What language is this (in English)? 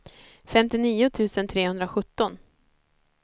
Swedish